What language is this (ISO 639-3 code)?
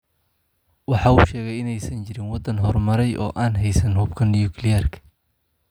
som